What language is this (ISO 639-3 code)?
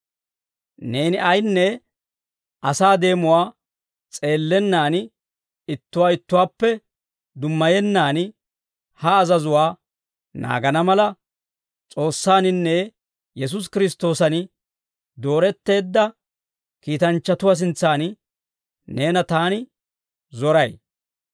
dwr